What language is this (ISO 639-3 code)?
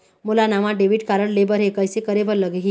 hne